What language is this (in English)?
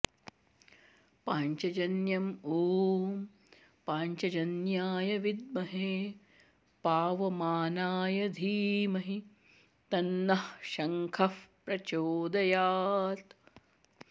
Sanskrit